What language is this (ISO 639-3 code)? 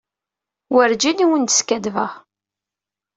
kab